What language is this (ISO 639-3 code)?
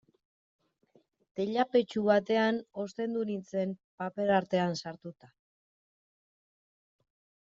eus